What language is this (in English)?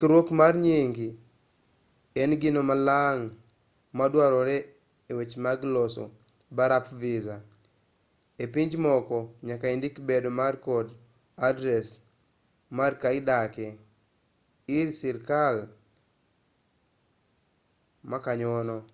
Luo (Kenya and Tanzania)